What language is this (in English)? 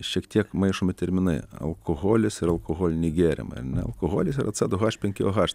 Lithuanian